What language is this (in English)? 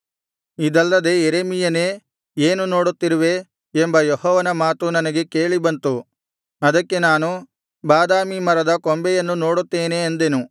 Kannada